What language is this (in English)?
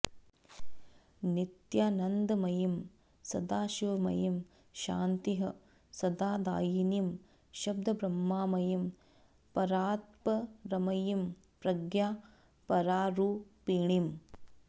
Sanskrit